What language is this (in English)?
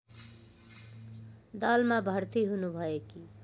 Nepali